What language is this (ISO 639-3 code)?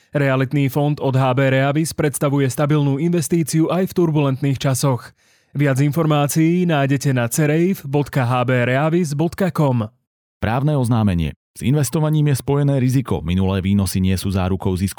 slk